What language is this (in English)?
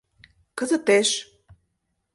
Mari